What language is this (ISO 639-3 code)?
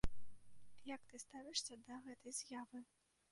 bel